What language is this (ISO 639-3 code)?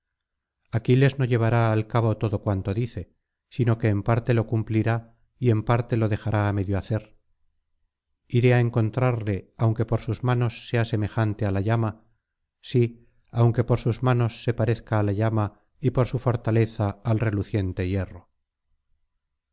spa